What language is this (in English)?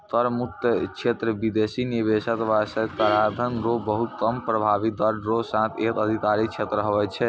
Maithili